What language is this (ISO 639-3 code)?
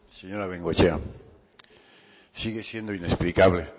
spa